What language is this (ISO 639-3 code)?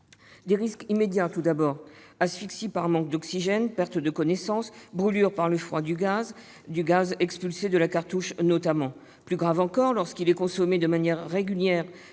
fra